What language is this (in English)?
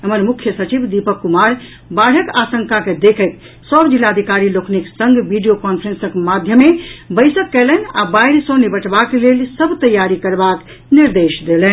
Maithili